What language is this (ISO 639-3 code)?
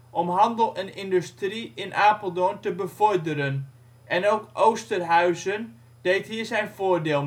nld